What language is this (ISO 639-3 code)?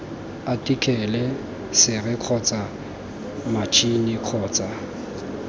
tsn